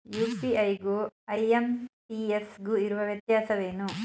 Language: Kannada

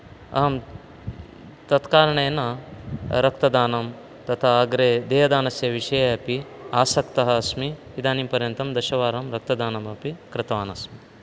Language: Sanskrit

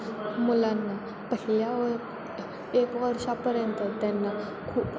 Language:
Marathi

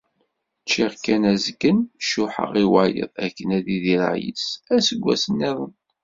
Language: Kabyle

